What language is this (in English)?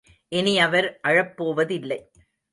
Tamil